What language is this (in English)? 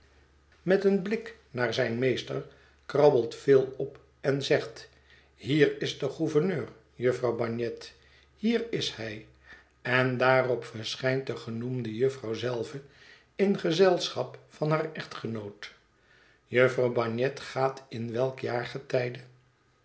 Dutch